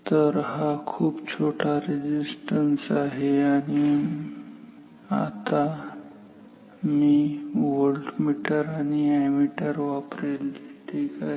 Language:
Marathi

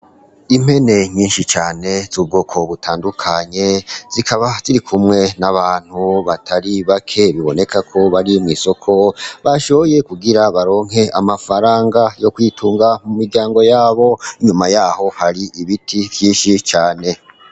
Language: Rundi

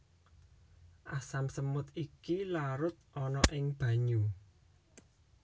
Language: Javanese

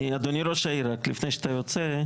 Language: Hebrew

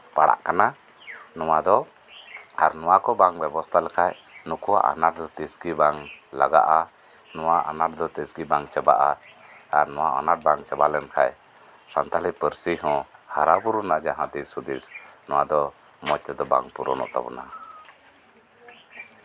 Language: Santali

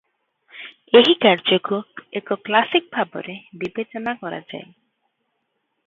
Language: Odia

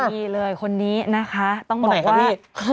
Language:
Thai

